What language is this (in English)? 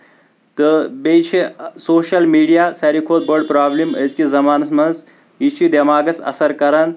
Kashmiri